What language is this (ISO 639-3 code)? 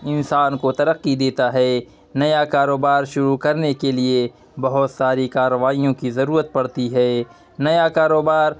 urd